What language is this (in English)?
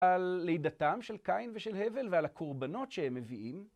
Hebrew